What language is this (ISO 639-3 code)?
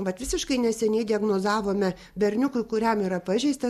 lit